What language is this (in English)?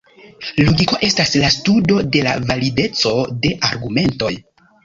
Esperanto